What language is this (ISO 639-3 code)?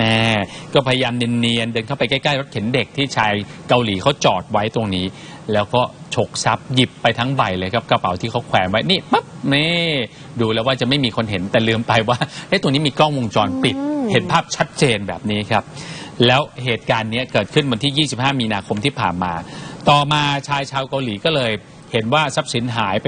tha